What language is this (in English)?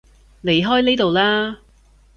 Cantonese